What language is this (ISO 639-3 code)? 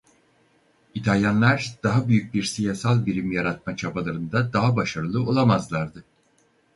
tur